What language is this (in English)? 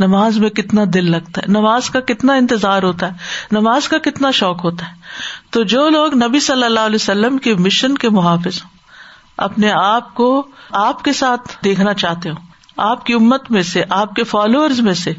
Urdu